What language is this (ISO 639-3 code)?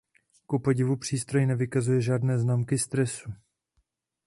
ces